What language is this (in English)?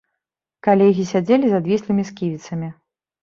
Belarusian